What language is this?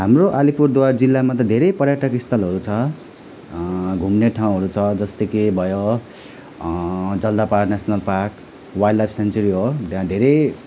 Nepali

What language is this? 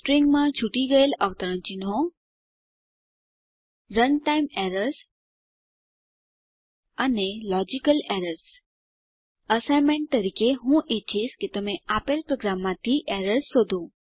Gujarati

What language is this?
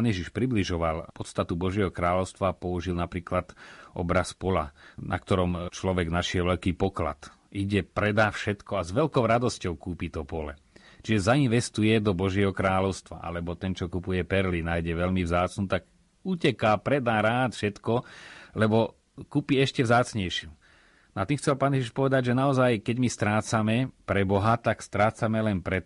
Slovak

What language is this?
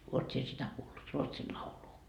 Finnish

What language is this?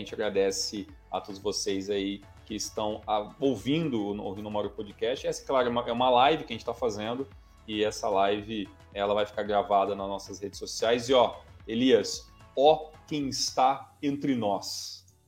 Portuguese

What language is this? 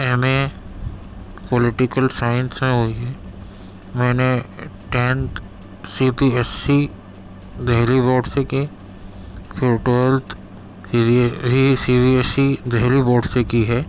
Urdu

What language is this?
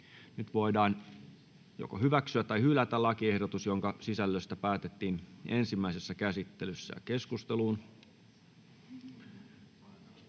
Finnish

